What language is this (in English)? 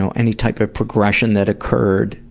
English